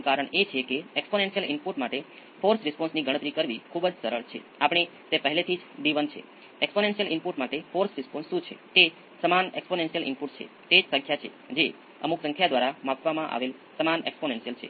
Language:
Gujarati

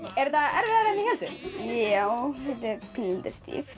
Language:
Icelandic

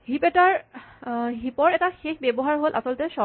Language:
Assamese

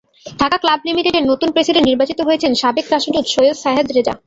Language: Bangla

